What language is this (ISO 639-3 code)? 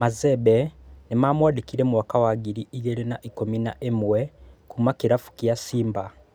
kik